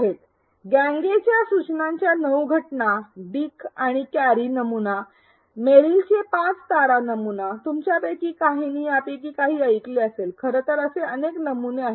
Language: Marathi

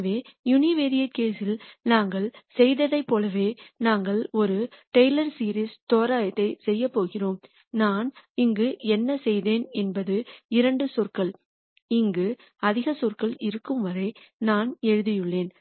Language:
Tamil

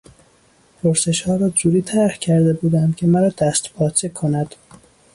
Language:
Persian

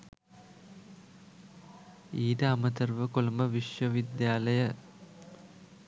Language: Sinhala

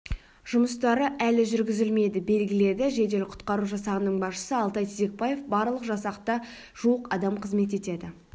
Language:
Kazakh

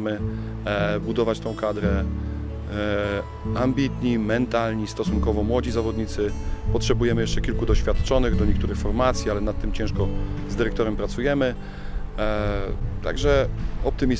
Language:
Polish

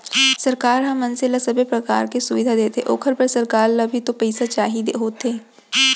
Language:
Chhattisgarhi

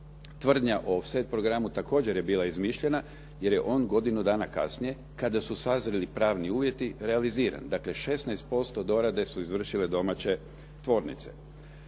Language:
Croatian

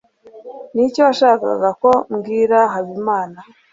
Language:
Kinyarwanda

